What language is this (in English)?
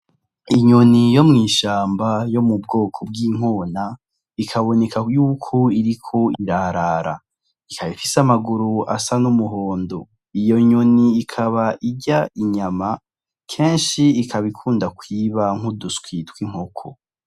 Rundi